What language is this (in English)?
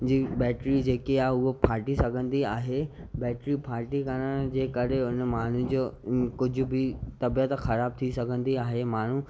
Sindhi